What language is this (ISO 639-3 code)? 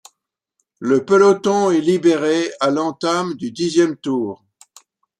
fra